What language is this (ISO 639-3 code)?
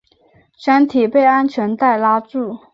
zho